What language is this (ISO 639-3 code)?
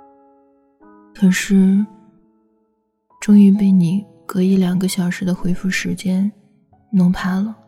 zho